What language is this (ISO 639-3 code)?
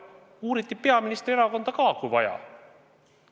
est